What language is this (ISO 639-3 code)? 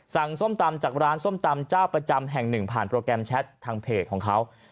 tha